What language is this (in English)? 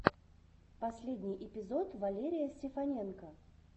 Russian